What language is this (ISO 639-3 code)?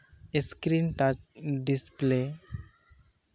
sat